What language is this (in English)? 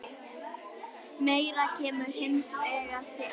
Icelandic